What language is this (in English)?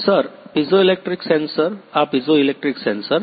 Gujarati